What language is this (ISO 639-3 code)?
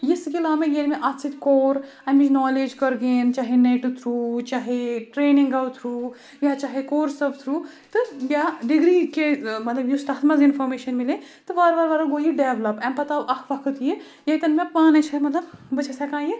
kas